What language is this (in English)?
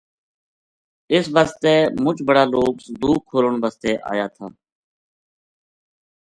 Gujari